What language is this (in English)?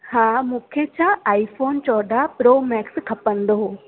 Sindhi